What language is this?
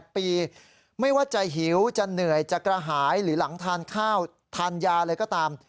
Thai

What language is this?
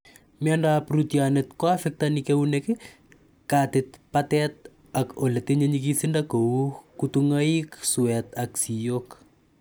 Kalenjin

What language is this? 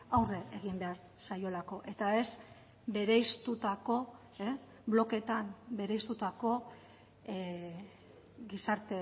Basque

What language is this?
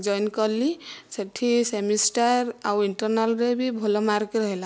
Odia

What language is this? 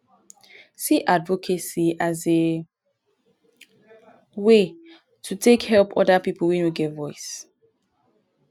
Nigerian Pidgin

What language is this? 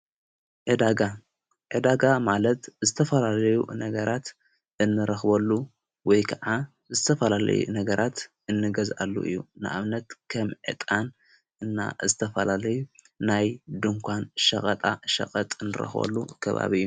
Tigrinya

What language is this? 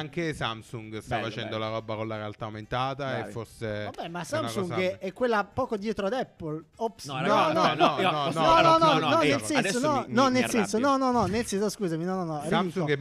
Italian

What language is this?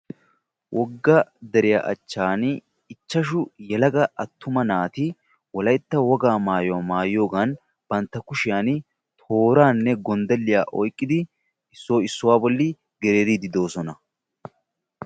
Wolaytta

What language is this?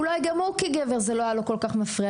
Hebrew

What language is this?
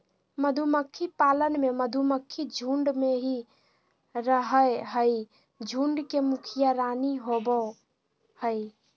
Magahi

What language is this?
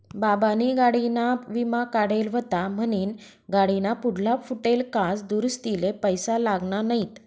Marathi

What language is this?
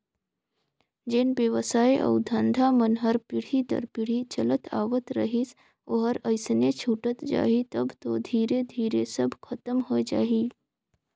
Chhattisgarhi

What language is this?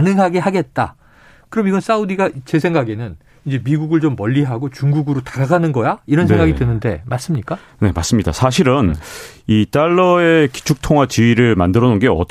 Korean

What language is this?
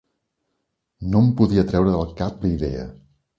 Catalan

